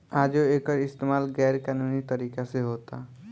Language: Bhojpuri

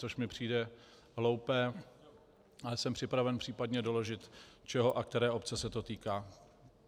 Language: Czech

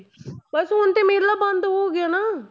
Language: Punjabi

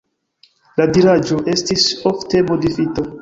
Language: Esperanto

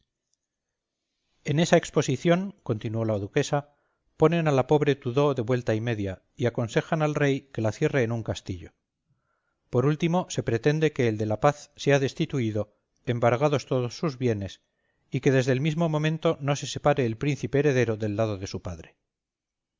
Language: Spanish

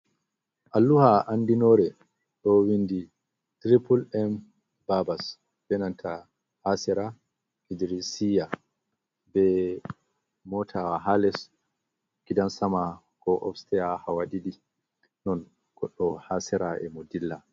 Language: Fula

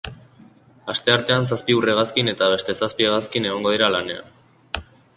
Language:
Basque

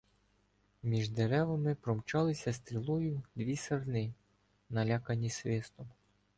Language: Ukrainian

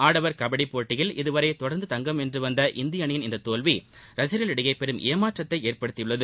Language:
Tamil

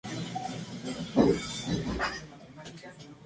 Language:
Spanish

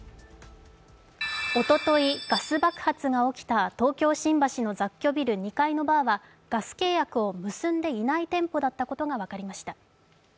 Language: Japanese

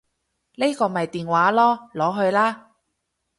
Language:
Cantonese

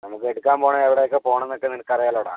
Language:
Malayalam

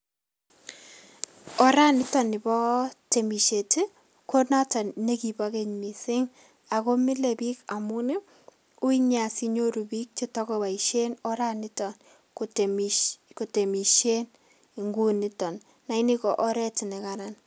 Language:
Kalenjin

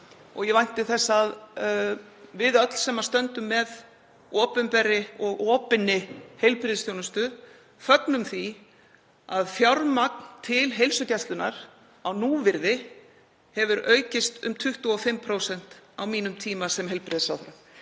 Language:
Icelandic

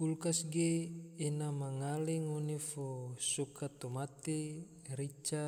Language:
Tidore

